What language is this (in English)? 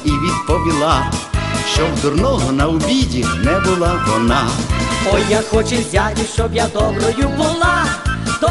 Ukrainian